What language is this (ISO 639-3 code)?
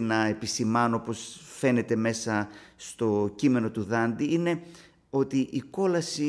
ell